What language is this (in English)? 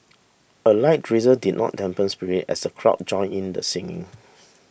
English